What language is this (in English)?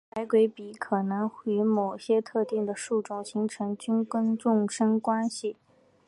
Chinese